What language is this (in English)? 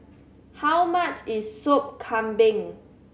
English